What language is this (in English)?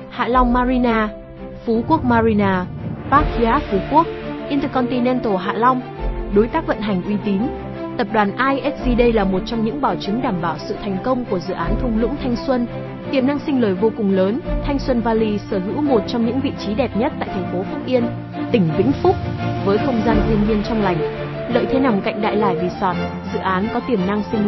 Vietnamese